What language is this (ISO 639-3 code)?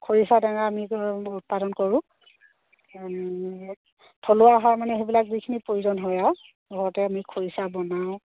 asm